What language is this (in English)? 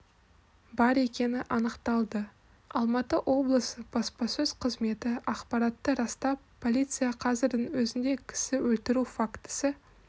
Kazakh